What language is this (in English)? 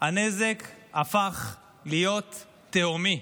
Hebrew